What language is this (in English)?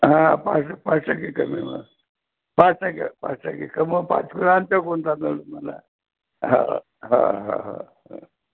Marathi